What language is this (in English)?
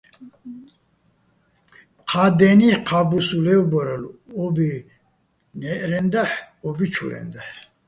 Bats